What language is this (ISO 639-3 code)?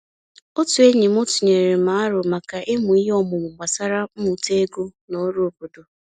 ibo